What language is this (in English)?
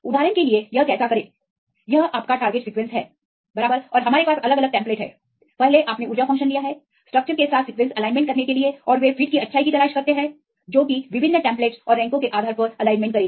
Hindi